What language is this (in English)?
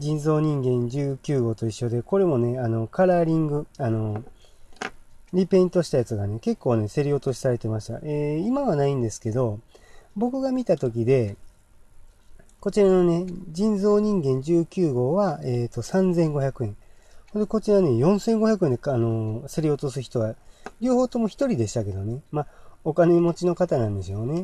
Japanese